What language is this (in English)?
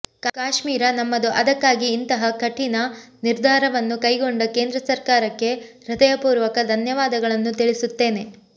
Kannada